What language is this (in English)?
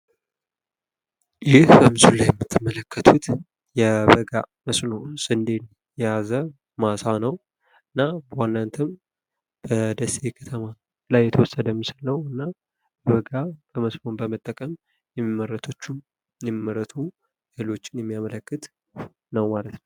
Amharic